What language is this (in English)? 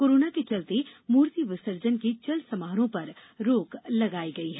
Hindi